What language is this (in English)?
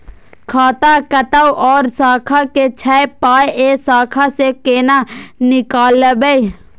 Maithili